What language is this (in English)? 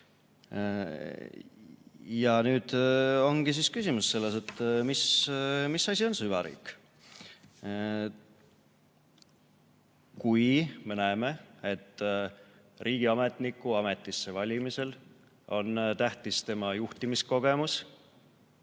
Estonian